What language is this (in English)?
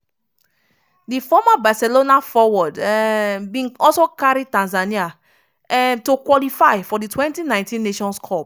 Nigerian Pidgin